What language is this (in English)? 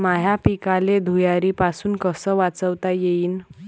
Marathi